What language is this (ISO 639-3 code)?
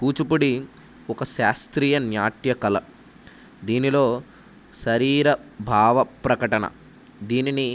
tel